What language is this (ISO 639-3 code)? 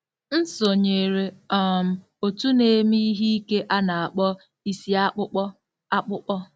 ibo